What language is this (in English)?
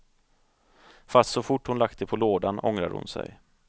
Swedish